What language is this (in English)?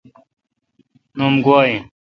Kalkoti